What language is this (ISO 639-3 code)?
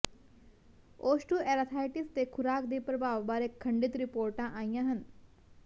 pan